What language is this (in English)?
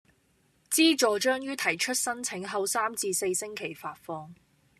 Cantonese